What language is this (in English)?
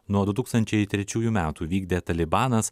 Lithuanian